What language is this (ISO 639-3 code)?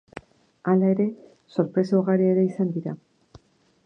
eus